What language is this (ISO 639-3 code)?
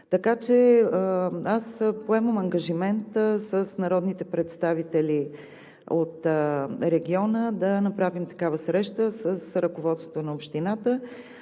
bul